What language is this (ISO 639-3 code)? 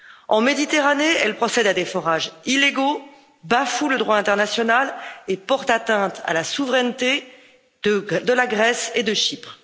fra